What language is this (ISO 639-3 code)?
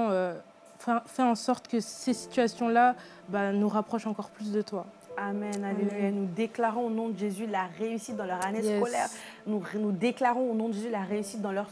fra